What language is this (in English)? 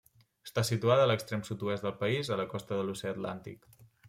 Catalan